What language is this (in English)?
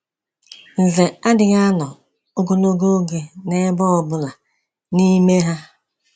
Igbo